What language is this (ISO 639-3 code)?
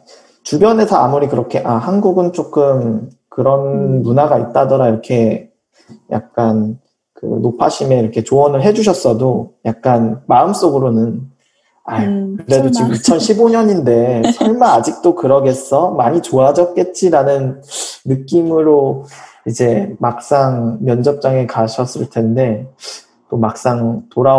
kor